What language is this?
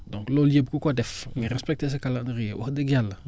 Wolof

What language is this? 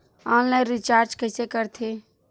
Chhattisgarhi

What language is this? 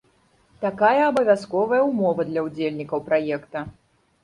Belarusian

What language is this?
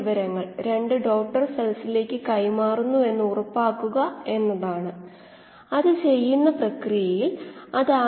Malayalam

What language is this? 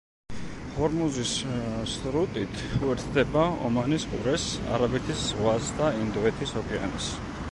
Georgian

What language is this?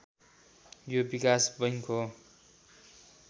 Nepali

